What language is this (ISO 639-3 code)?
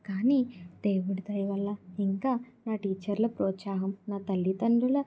tel